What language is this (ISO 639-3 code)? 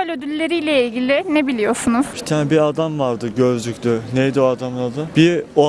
tur